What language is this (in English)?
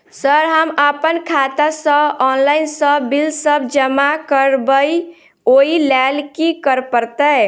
Maithili